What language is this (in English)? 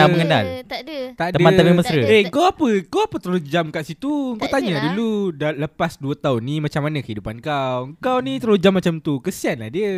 Malay